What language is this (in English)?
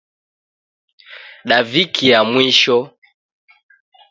Taita